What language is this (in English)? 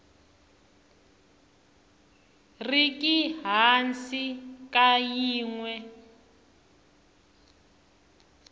Tsonga